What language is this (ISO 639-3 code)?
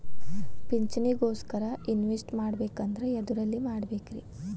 kan